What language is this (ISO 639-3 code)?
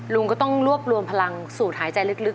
tha